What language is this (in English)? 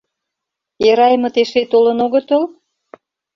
Mari